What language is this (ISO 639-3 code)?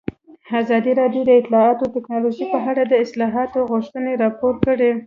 pus